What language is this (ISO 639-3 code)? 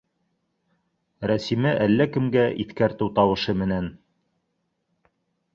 bak